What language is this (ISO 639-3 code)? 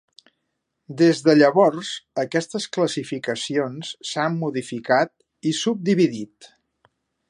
cat